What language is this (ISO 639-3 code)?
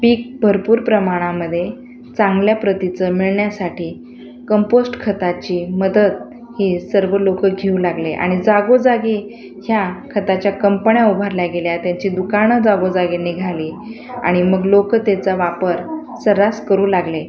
mar